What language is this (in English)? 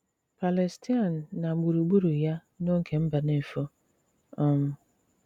Igbo